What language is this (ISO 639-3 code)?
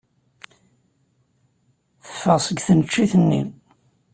kab